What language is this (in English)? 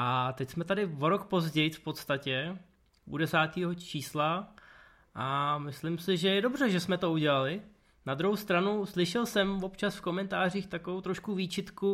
Czech